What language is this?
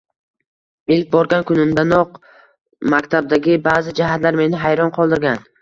Uzbek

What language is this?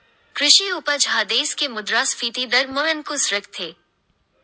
Chhattisgarhi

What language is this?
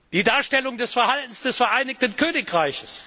German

